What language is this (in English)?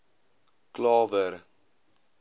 Afrikaans